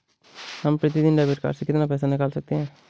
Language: Hindi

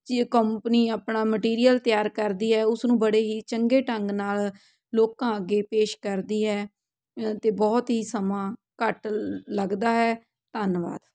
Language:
Punjabi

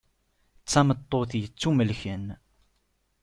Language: Kabyle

